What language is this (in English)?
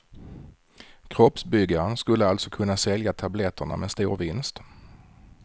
Swedish